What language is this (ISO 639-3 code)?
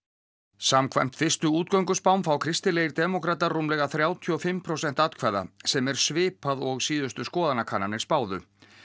isl